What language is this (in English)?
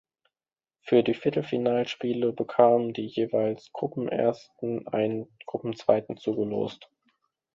German